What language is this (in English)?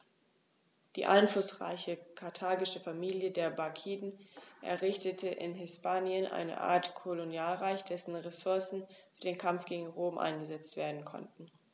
German